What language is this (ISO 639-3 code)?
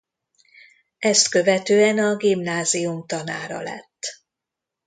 hun